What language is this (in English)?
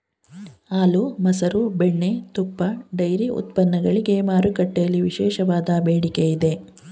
Kannada